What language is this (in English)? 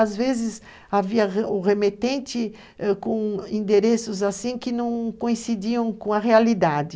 Portuguese